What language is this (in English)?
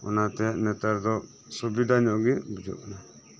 Santali